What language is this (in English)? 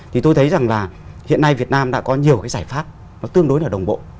Vietnamese